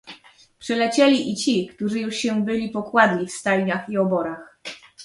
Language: Polish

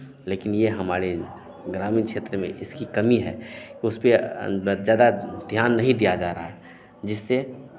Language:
Hindi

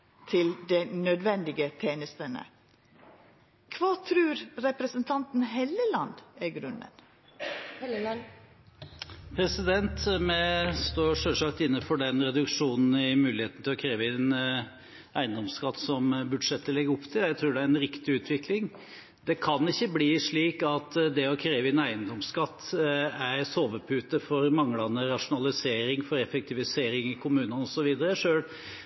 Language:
Norwegian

